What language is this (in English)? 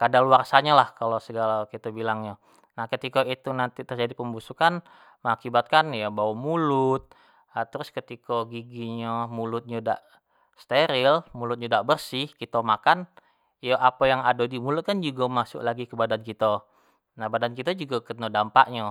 Jambi Malay